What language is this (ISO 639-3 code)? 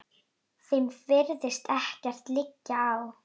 isl